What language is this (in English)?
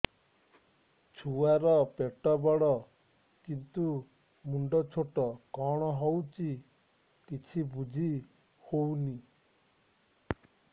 Odia